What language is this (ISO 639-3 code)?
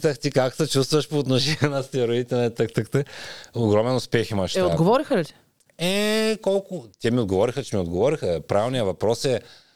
bul